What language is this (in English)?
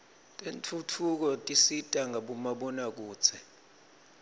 Swati